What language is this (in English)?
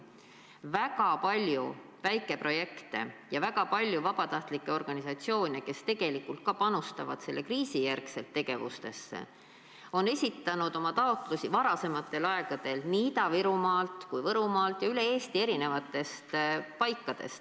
Estonian